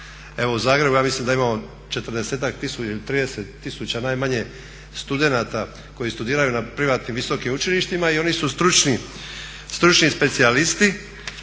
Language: Croatian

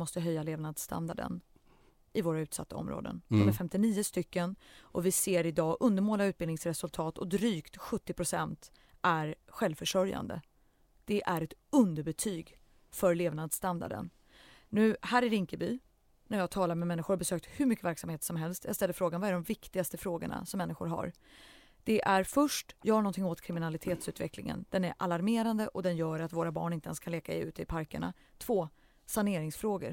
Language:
Swedish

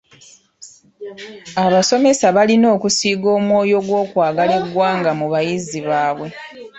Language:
Ganda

